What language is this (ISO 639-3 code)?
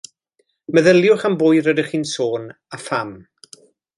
cym